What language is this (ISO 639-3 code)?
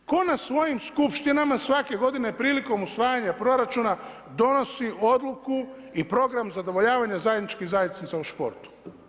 hrv